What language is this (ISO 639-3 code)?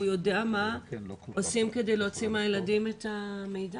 heb